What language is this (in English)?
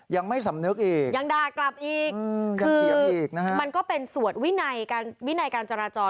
Thai